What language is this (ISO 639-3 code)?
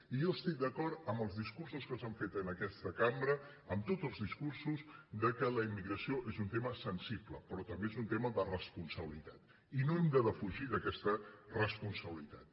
cat